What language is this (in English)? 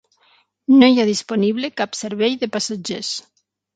Catalan